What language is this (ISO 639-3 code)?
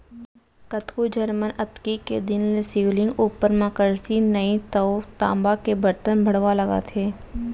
hne